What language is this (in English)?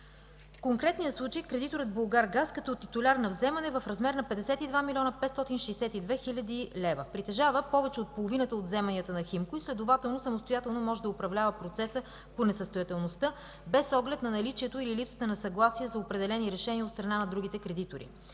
Bulgarian